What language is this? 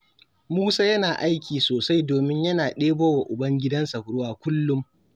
Hausa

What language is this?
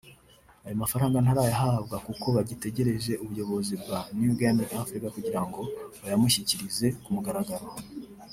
Kinyarwanda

